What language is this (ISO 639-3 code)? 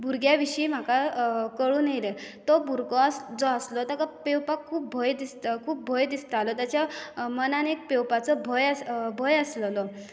kok